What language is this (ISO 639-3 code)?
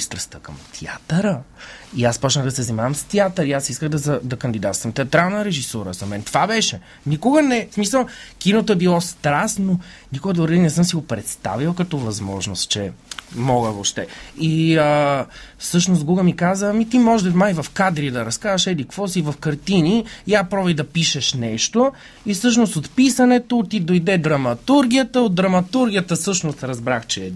bul